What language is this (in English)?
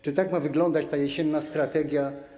Polish